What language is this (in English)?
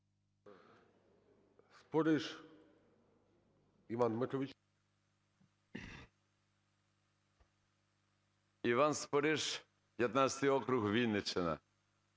Ukrainian